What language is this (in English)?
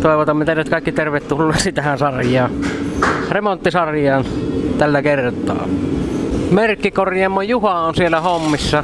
Finnish